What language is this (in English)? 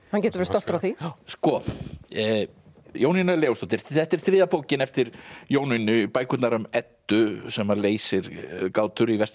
Icelandic